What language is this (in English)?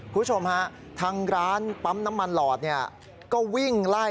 Thai